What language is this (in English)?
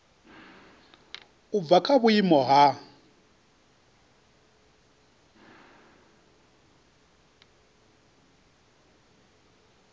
Venda